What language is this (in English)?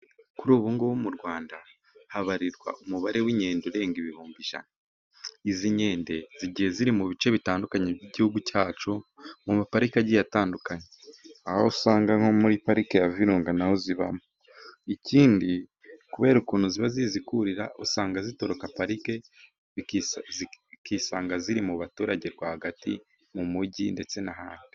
Kinyarwanda